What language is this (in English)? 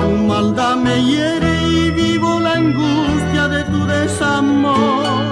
Spanish